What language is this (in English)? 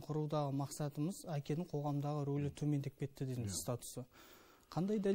Turkish